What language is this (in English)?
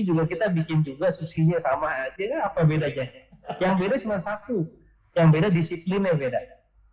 Indonesian